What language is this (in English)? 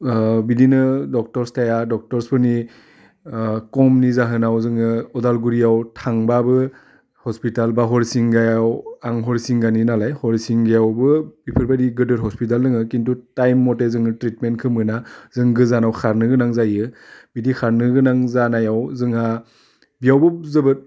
Bodo